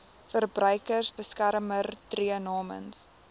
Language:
Afrikaans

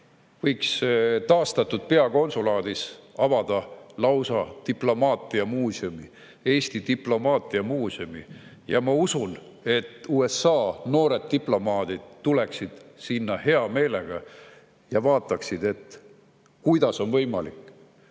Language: Estonian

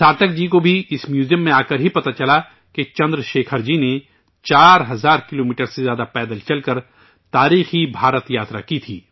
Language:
Urdu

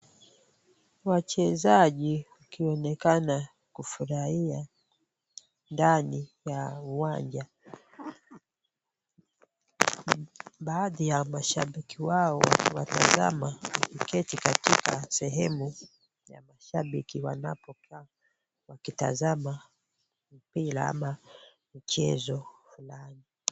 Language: Swahili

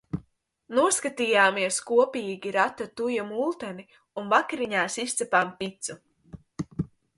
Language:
Latvian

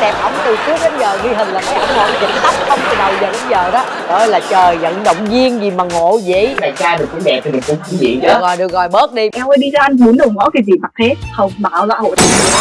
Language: Vietnamese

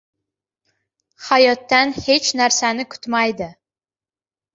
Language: Uzbek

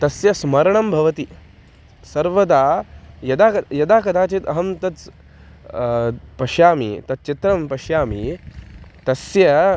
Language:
Sanskrit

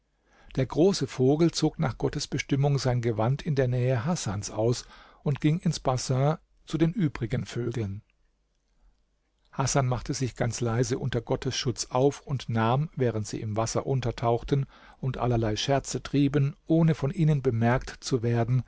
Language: German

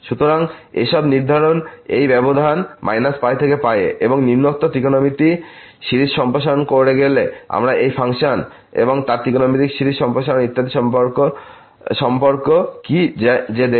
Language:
Bangla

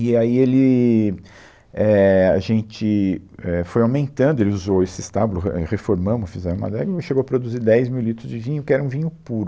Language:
Portuguese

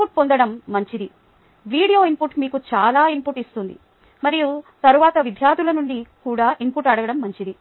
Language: Telugu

